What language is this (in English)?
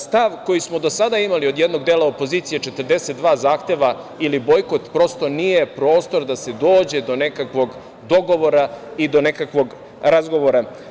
Serbian